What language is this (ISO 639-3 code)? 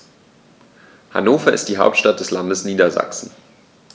deu